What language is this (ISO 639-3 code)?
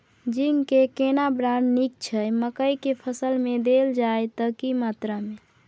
mai